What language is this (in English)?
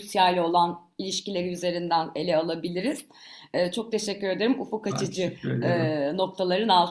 Turkish